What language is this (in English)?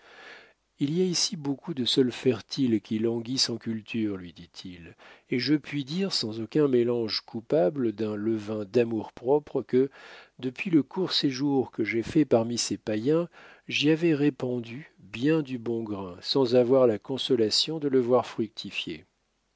French